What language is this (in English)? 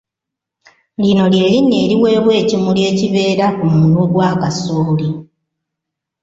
Ganda